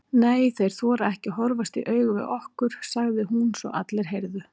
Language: Icelandic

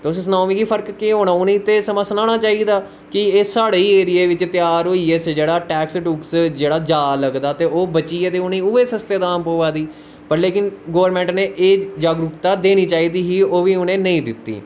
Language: Dogri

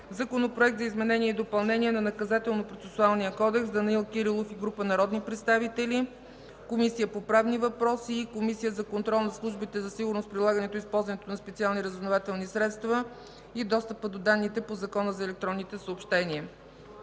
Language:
Bulgarian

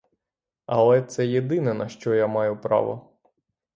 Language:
Ukrainian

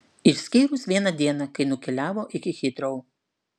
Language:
Lithuanian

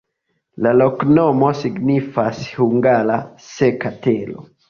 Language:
Esperanto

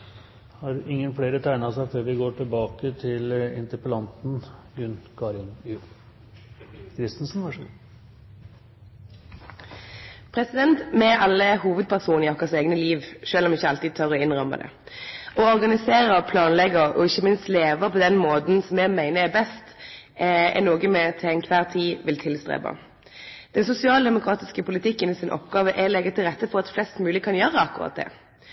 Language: Norwegian Nynorsk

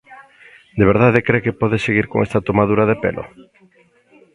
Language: Galician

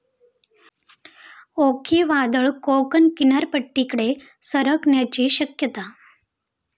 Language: Marathi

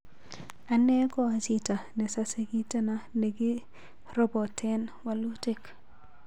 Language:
Kalenjin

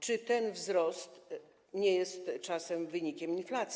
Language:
Polish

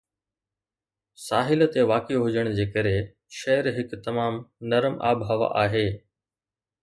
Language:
Sindhi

